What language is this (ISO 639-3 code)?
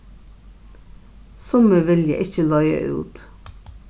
fao